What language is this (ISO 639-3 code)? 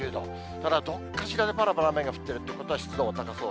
jpn